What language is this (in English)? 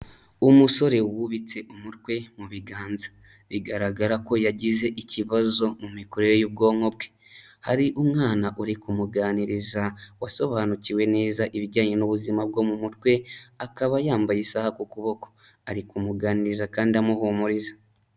Kinyarwanda